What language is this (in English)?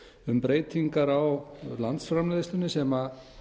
Icelandic